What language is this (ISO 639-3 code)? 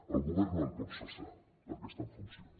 cat